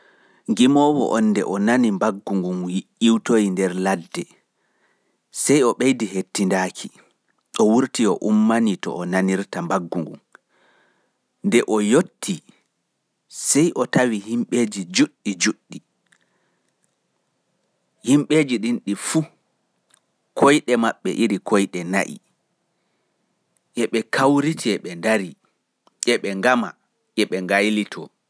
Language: Fula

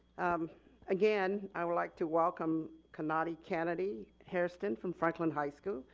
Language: English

